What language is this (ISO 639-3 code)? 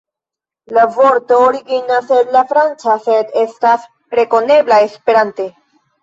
epo